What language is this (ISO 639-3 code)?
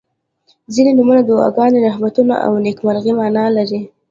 pus